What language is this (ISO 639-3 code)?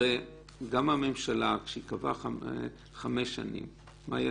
heb